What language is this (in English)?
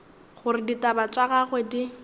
Northern Sotho